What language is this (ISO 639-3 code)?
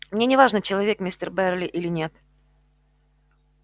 rus